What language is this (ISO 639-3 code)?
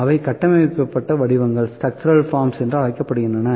tam